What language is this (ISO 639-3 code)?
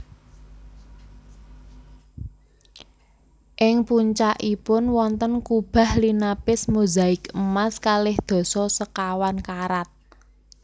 jav